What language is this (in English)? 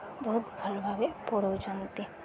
Odia